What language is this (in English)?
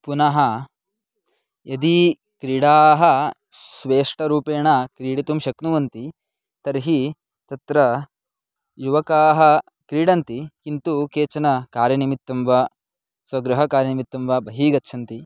Sanskrit